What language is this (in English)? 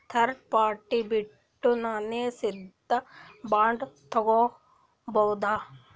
Kannada